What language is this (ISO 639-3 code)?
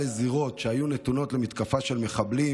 heb